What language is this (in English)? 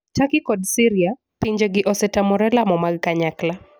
Luo (Kenya and Tanzania)